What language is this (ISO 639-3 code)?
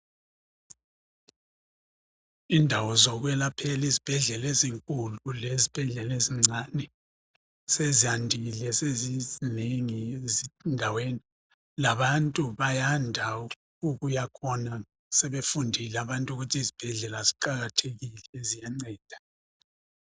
nde